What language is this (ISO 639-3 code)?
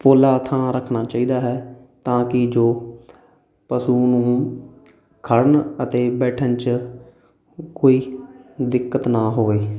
pan